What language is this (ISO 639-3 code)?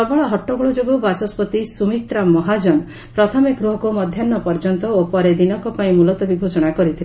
ori